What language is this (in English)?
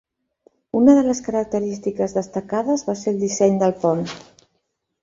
Catalan